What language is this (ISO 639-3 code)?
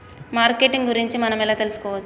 tel